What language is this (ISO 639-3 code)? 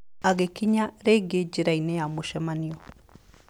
kik